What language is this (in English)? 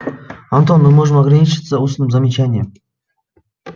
Russian